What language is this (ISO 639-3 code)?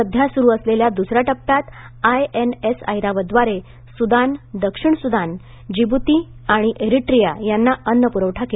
mar